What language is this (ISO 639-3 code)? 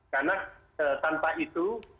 ind